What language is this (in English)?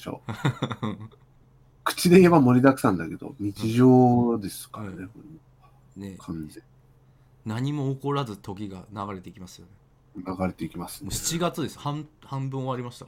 Japanese